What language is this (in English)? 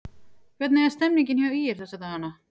Icelandic